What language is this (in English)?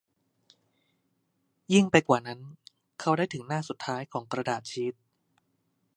Thai